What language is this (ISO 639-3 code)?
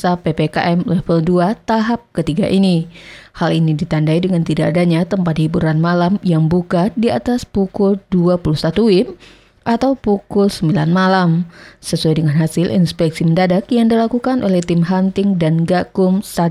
ind